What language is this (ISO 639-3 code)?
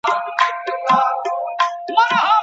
pus